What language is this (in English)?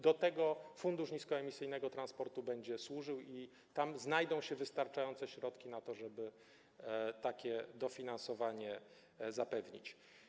Polish